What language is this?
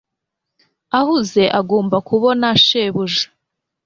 Kinyarwanda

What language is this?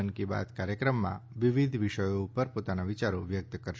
Gujarati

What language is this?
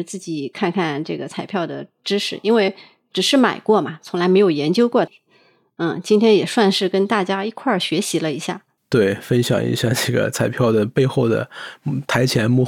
Chinese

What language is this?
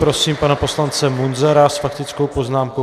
Czech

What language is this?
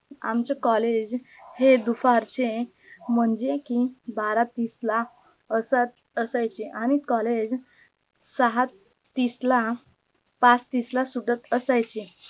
Marathi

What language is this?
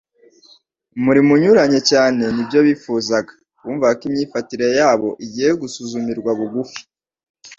Kinyarwanda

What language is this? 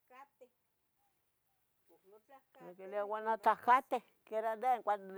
Tetelcingo Nahuatl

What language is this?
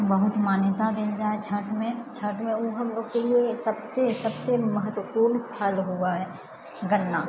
Maithili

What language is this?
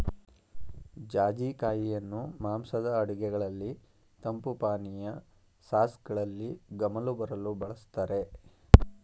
Kannada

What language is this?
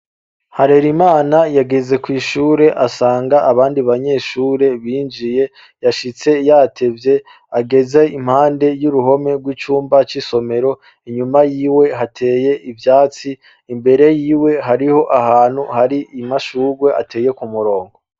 Rundi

